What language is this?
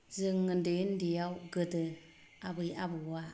Bodo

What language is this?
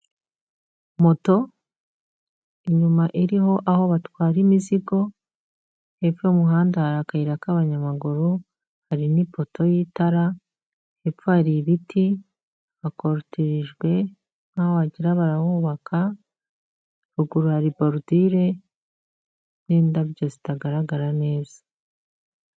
Kinyarwanda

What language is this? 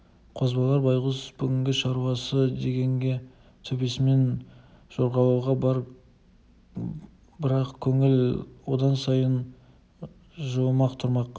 Kazakh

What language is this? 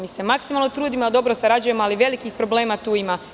Serbian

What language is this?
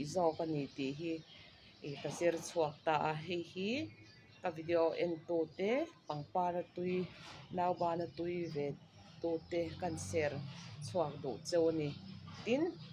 Thai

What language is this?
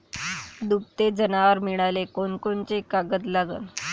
Marathi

